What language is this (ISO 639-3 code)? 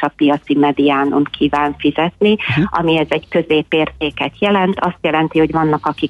hun